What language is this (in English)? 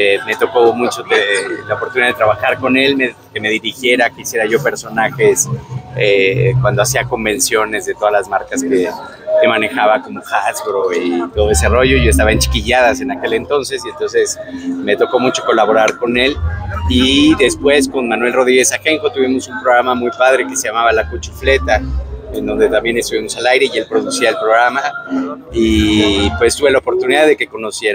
Spanish